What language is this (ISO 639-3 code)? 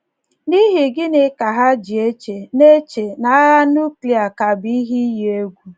ibo